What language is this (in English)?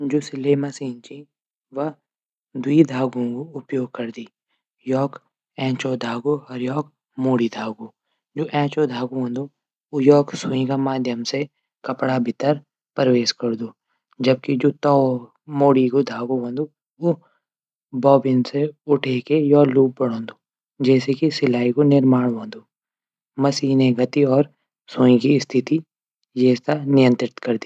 Garhwali